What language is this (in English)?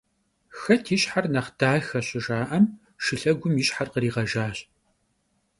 Kabardian